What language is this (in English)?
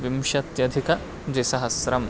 Sanskrit